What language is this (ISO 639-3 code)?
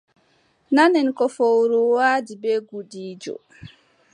fub